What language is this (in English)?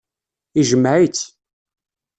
Kabyle